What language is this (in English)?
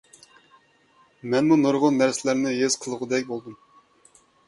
Uyghur